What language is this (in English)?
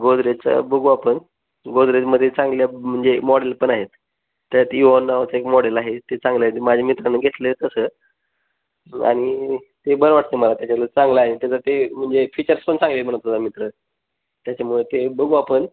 Marathi